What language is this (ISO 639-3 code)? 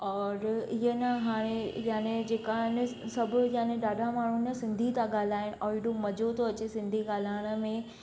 snd